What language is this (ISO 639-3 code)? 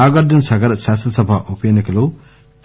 tel